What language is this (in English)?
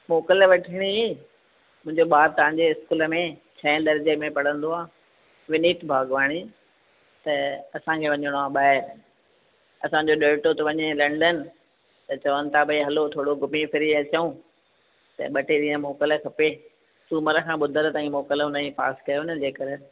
Sindhi